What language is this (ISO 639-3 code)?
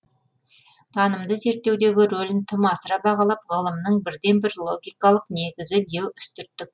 kaz